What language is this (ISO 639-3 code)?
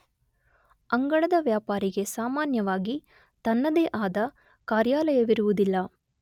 kan